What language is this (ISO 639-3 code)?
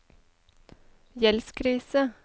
nor